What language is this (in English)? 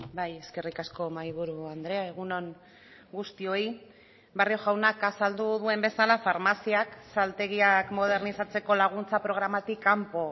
Basque